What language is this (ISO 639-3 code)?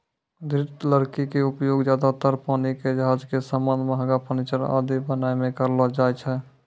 mai